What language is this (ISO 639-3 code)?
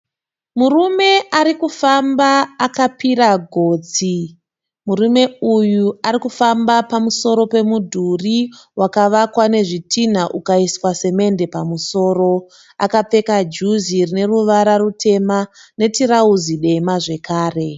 sna